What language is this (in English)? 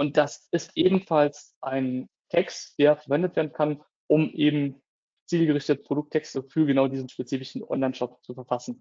German